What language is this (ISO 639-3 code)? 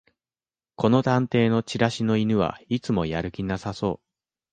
jpn